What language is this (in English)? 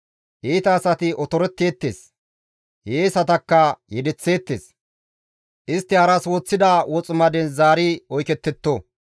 Gamo